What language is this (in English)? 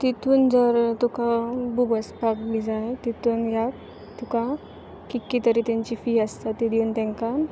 Konkani